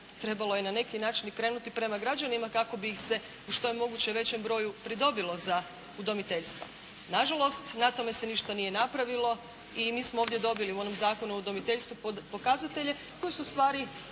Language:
Croatian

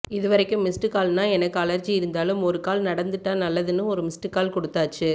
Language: Tamil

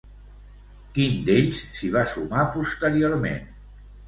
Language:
Catalan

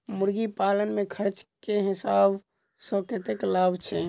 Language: Maithili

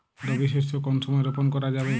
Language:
Bangla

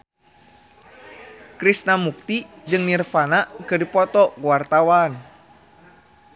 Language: Sundanese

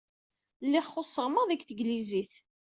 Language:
Kabyle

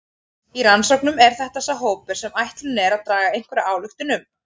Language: Icelandic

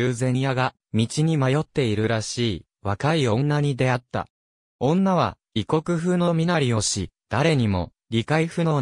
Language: Japanese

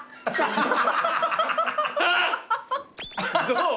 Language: Japanese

